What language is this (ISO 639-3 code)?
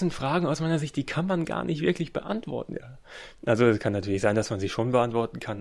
deu